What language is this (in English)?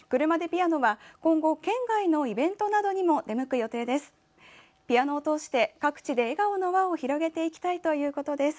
Japanese